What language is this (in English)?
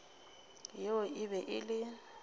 Northern Sotho